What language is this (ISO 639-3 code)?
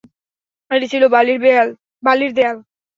ben